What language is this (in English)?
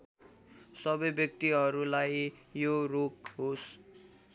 Nepali